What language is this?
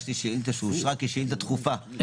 Hebrew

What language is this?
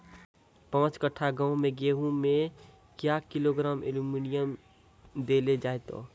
Maithili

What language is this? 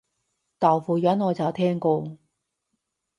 Cantonese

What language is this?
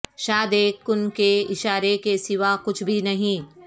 Urdu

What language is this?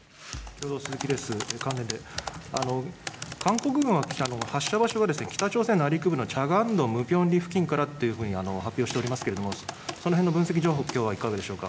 Japanese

